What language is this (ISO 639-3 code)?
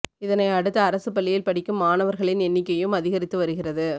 tam